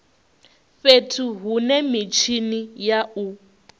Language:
Venda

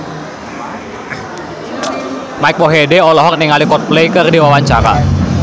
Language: Sundanese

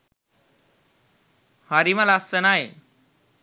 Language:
Sinhala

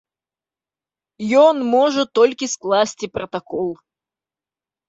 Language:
Belarusian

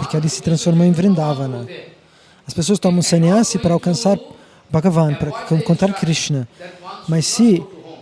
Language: Portuguese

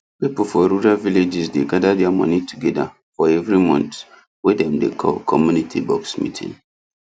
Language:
Nigerian Pidgin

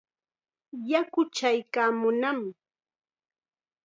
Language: Chiquián Ancash Quechua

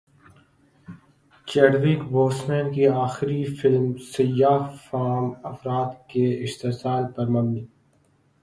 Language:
Urdu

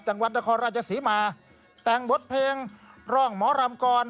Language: Thai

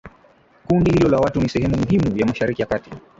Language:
Swahili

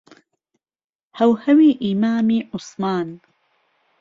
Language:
Central Kurdish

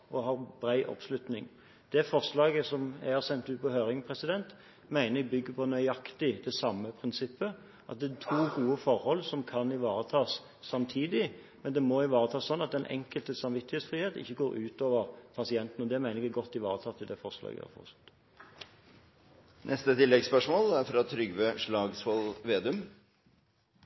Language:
Norwegian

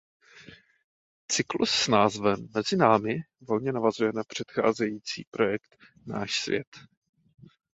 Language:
Czech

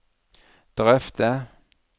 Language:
Norwegian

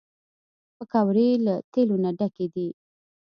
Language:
Pashto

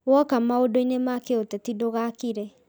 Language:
Kikuyu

